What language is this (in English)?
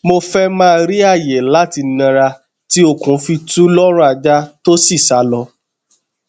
Yoruba